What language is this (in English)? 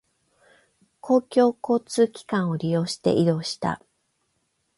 Japanese